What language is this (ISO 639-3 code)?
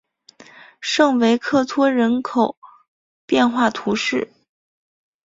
zho